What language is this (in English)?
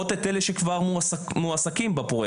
Hebrew